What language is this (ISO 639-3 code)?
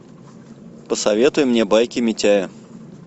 rus